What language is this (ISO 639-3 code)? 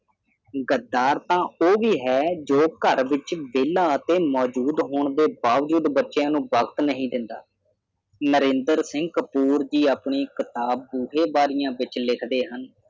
pan